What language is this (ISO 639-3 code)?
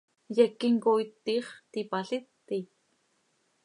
sei